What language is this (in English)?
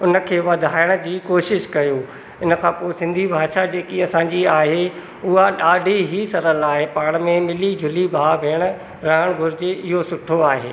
Sindhi